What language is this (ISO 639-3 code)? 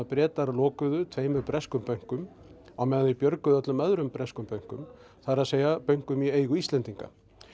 isl